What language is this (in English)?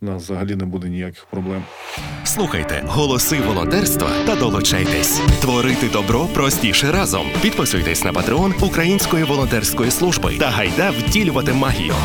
Ukrainian